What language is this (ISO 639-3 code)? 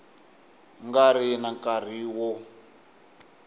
tso